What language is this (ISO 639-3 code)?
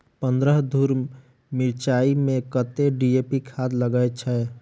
mai